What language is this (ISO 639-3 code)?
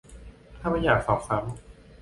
tha